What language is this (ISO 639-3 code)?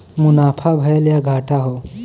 bho